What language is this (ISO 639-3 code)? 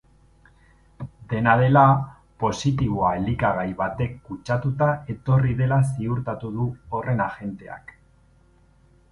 eus